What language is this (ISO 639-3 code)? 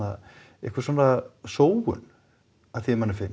isl